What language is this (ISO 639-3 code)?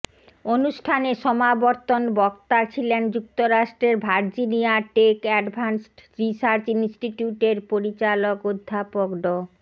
ben